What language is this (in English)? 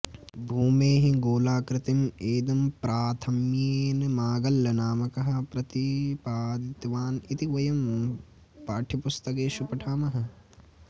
Sanskrit